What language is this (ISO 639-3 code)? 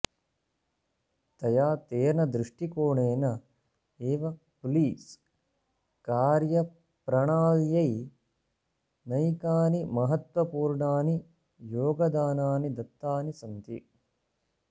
san